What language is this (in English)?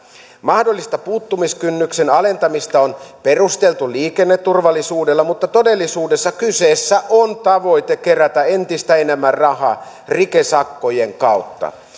Finnish